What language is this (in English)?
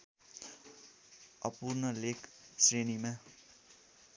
Nepali